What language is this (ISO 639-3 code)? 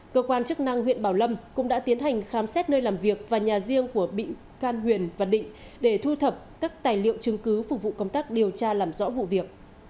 vie